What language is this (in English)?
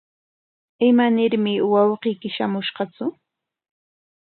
Corongo Ancash Quechua